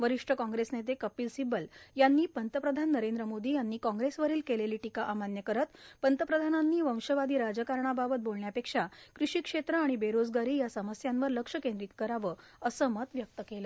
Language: Marathi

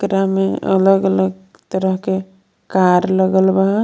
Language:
Bhojpuri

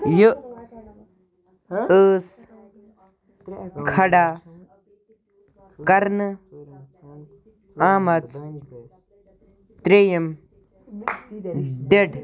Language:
Kashmiri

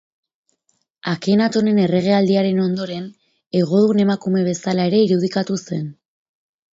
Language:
Basque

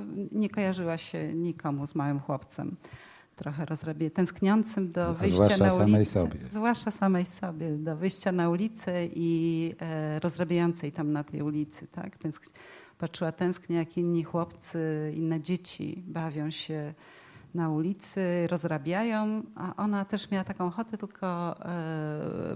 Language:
Polish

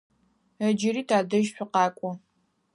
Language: Adyghe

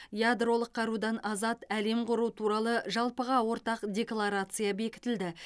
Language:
Kazakh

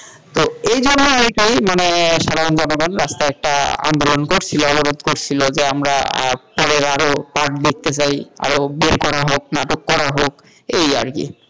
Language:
Bangla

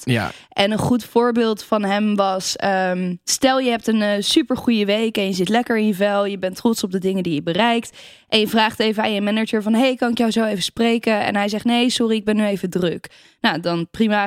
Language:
Dutch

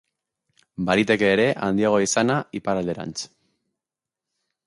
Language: Basque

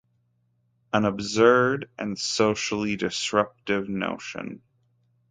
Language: English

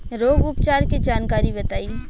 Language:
Bhojpuri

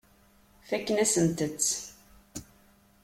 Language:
Kabyle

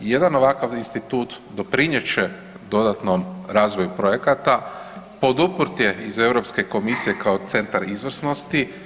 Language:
Croatian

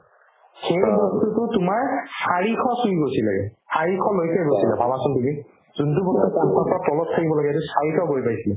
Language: Assamese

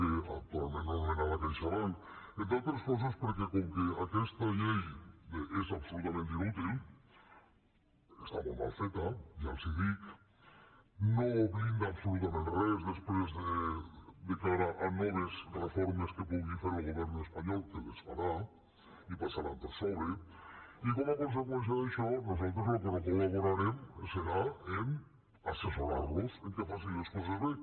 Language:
Catalan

